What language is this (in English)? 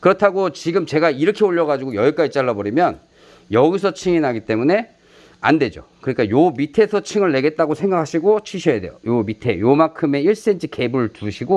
Korean